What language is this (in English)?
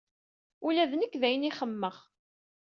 Kabyle